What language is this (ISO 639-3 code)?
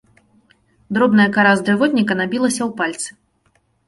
bel